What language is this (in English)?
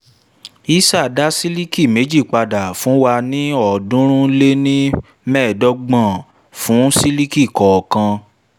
Yoruba